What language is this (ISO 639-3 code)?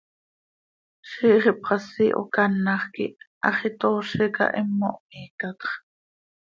sei